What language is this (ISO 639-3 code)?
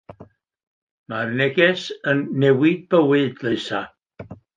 cym